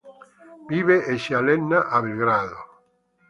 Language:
Italian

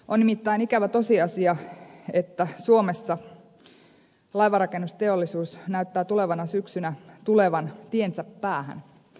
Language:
Finnish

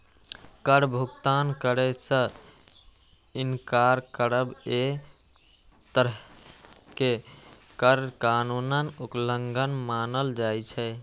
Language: Maithili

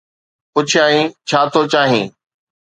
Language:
Sindhi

